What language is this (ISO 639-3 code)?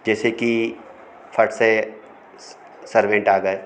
hin